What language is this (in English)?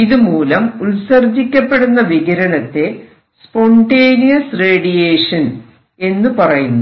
Malayalam